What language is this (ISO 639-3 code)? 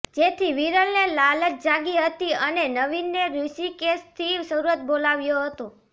guj